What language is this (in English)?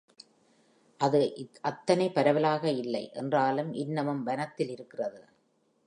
Tamil